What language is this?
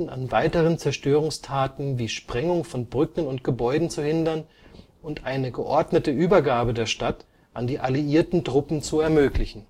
German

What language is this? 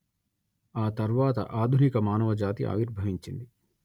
Telugu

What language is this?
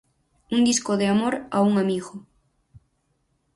Galician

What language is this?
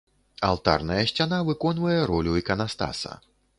Belarusian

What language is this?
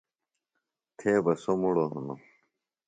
Phalura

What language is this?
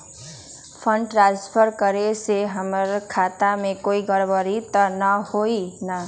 Magahi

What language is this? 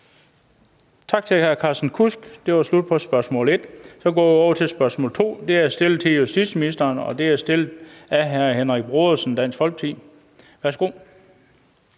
Danish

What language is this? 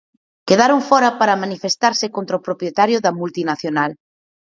Galician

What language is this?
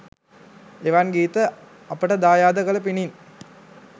Sinhala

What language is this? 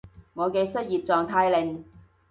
Cantonese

